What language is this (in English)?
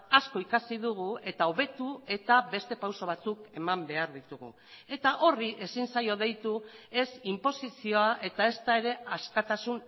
Basque